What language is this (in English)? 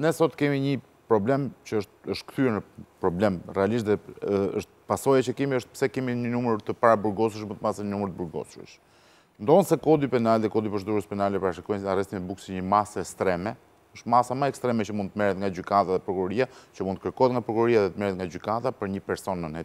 Romanian